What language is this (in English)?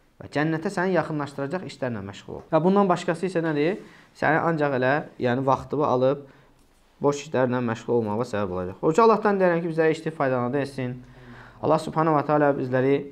Turkish